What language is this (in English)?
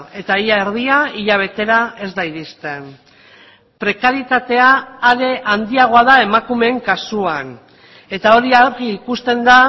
Basque